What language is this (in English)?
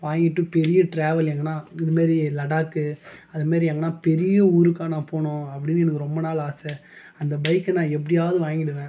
Tamil